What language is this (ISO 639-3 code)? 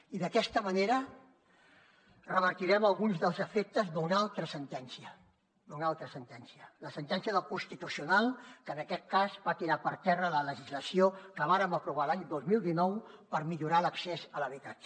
cat